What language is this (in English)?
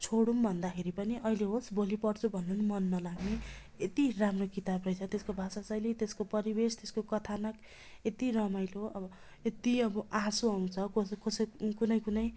Nepali